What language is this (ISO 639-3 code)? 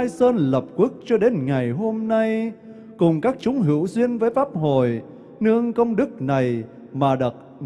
vie